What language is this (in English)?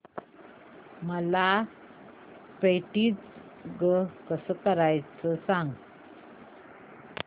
Marathi